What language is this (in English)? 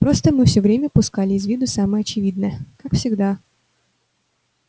Russian